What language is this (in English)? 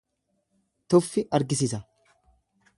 Oromo